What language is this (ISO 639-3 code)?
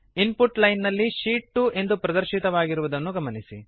kan